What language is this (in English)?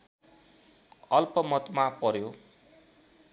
Nepali